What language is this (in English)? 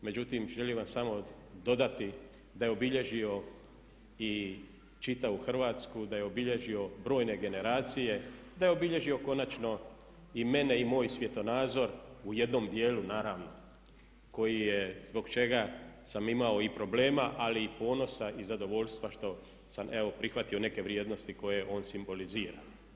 Croatian